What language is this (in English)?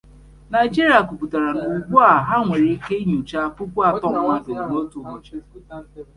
Igbo